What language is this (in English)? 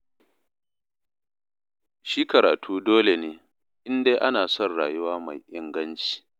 Hausa